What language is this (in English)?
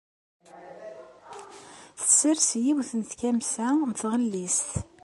Kabyle